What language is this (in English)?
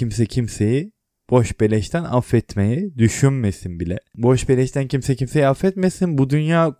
Turkish